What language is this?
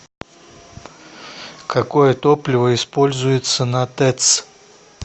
Russian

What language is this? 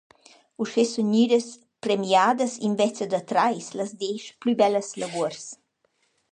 Romansh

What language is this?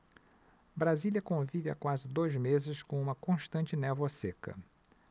Portuguese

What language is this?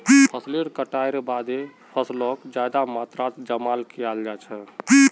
Magahi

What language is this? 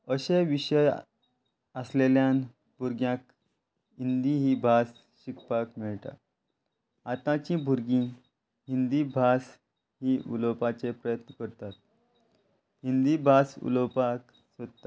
Konkani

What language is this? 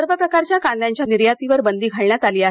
Marathi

